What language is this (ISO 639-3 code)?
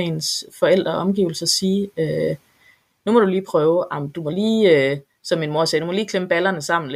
dan